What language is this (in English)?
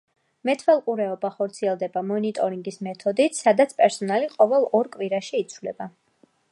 Georgian